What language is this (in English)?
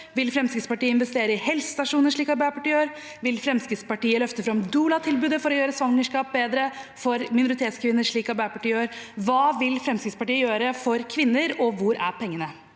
Norwegian